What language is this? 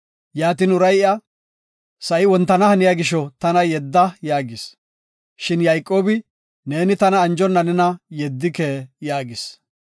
Gofa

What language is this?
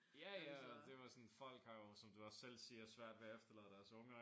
Danish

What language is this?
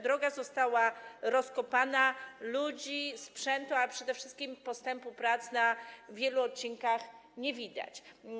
Polish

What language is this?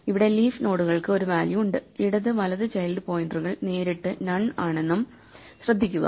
Malayalam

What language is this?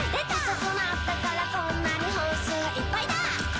Japanese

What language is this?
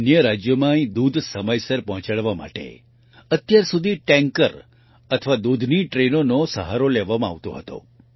Gujarati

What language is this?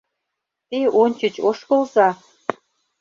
Mari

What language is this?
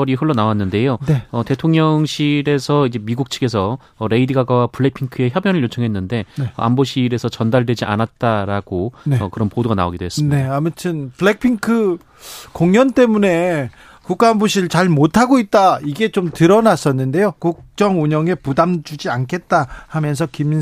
Korean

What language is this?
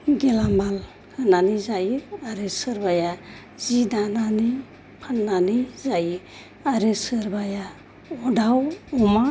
Bodo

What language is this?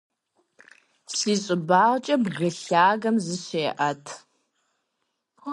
Kabardian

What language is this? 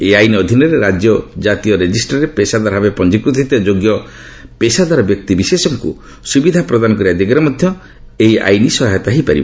Odia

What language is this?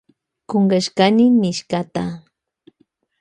Loja Highland Quichua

